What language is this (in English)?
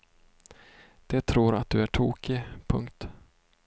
Swedish